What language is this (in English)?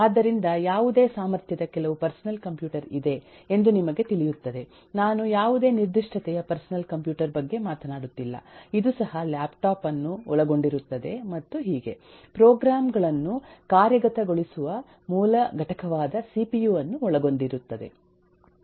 Kannada